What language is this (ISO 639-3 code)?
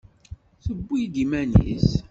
kab